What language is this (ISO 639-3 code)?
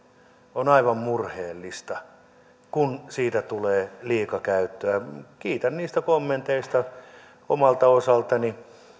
fin